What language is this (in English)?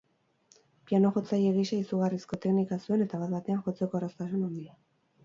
Basque